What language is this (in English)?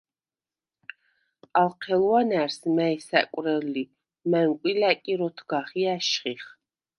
Svan